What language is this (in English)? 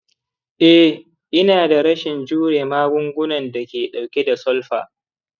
Hausa